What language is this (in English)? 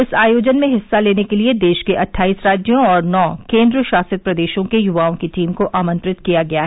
Hindi